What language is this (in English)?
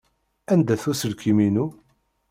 Kabyle